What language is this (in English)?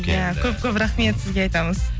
Kazakh